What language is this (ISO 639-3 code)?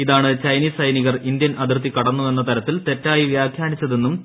mal